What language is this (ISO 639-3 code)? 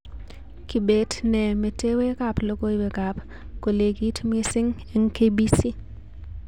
kln